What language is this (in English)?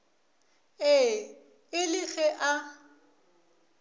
Northern Sotho